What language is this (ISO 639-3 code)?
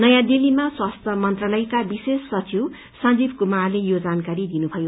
nep